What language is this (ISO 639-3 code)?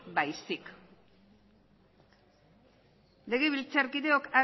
eus